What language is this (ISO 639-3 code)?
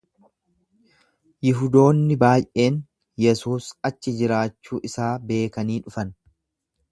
orm